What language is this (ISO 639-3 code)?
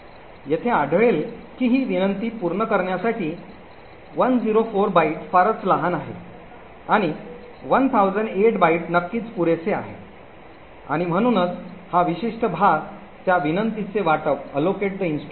mar